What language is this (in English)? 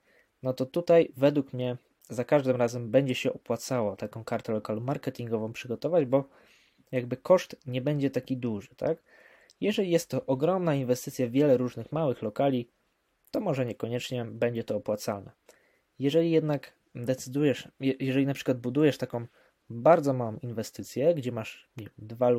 Polish